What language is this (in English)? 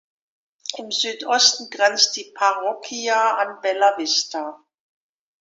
German